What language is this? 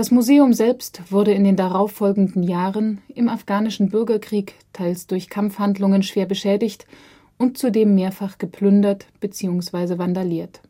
German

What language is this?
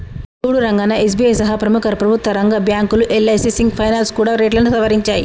Telugu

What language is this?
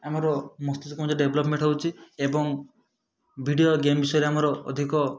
Odia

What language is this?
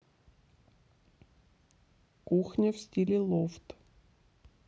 Russian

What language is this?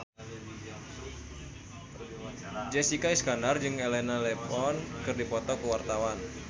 Sundanese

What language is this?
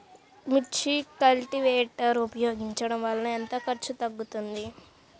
Telugu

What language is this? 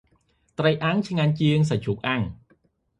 Khmer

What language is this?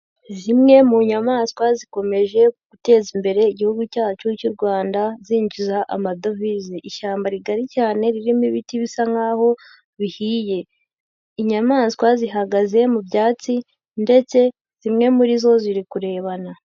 Kinyarwanda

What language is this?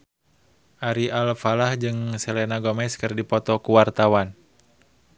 Sundanese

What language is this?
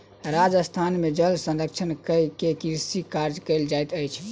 Maithili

